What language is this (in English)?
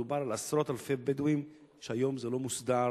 Hebrew